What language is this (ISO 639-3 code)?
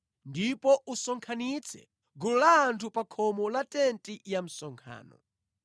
nya